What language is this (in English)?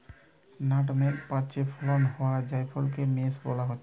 Bangla